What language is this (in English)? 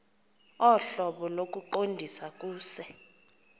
Xhosa